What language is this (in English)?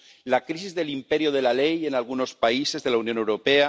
Spanish